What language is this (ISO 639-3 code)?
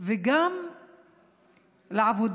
heb